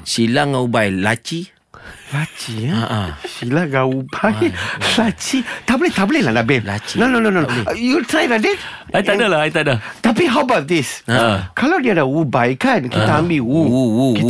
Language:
Malay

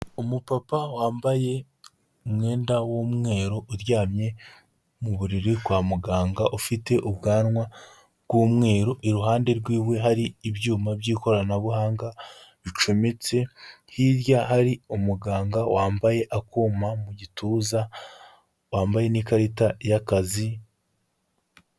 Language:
Kinyarwanda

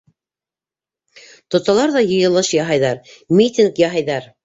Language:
Bashkir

